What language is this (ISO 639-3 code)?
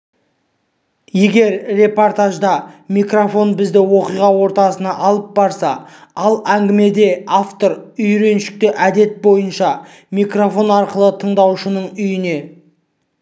kaz